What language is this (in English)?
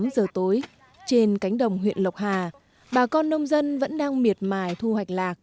Vietnamese